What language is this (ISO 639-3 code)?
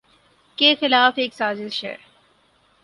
urd